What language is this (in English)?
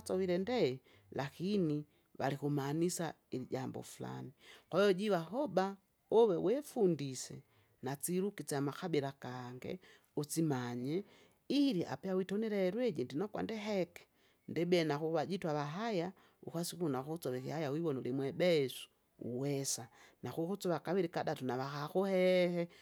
Kinga